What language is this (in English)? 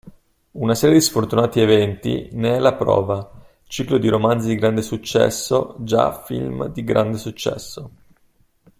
Italian